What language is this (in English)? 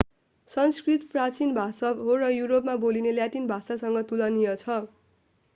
Nepali